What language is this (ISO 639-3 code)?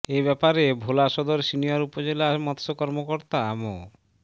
ben